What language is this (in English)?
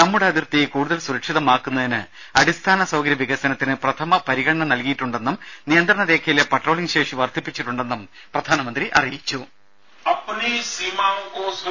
Malayalam